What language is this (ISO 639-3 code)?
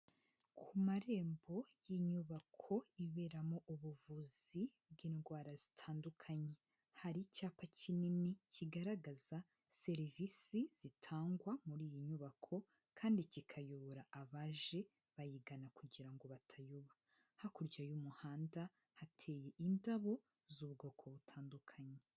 kin